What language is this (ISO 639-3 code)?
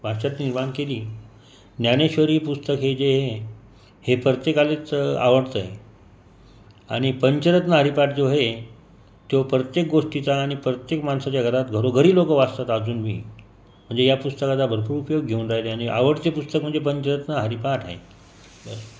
mar